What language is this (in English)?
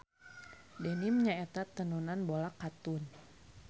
Sundanese